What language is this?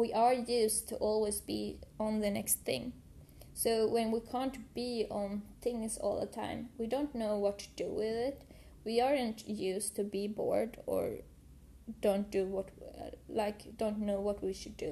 English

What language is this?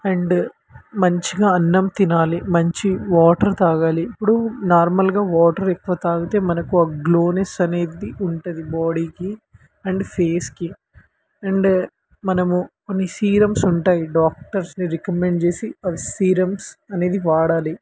Telugu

